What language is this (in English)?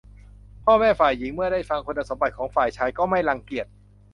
Thai